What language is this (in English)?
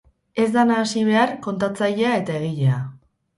Basque